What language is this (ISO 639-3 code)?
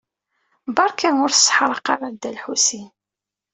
kab